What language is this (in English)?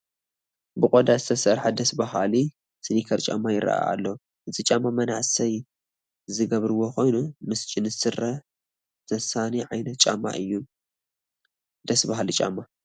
Tigrinya